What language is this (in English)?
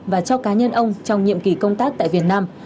Vietnamese